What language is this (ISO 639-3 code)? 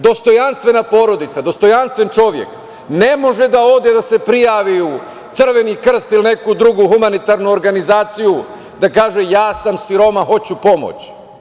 srp